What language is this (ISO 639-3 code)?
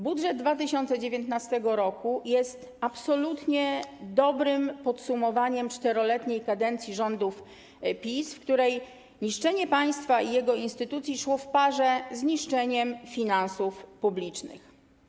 pol